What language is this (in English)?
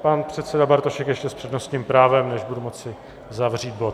Czech